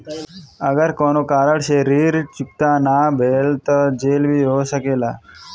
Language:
Bhojpuri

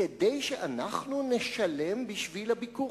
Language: Hebrew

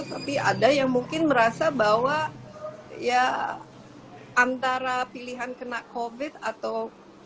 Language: Indonesian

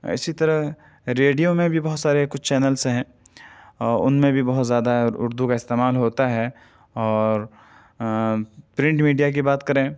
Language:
Urdu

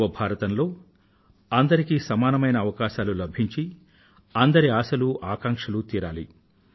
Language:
Telugu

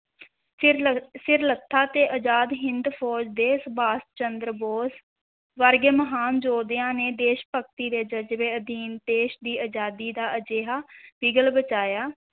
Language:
Punjabi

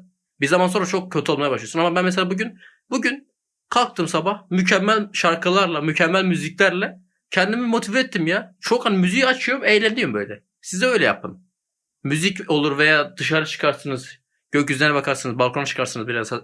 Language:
Turkish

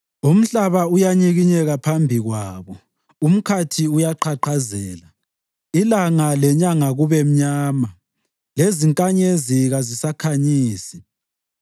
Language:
North Ndebele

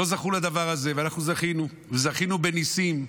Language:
Hebrew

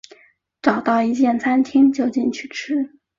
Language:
Chinese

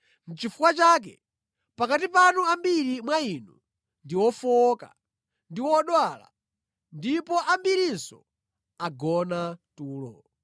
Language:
Nyanja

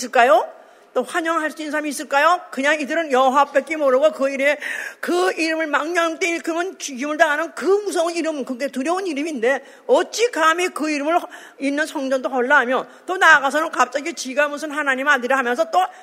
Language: Korean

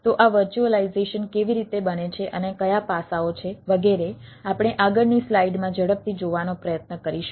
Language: Gujarati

